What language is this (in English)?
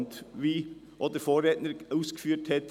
Swiss German